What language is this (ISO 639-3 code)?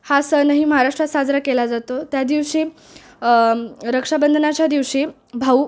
mar